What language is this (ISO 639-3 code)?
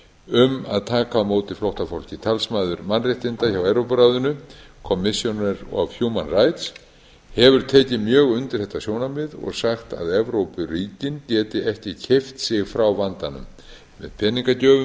isl